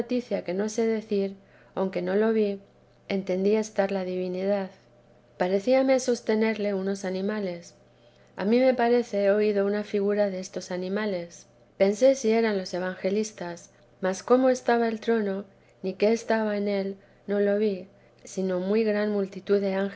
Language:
Spanish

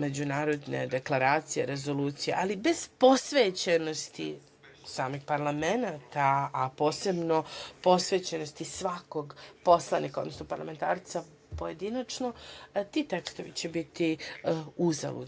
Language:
Serbian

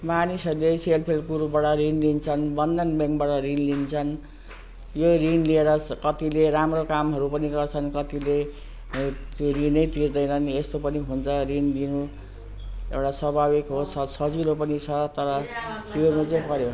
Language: Nepali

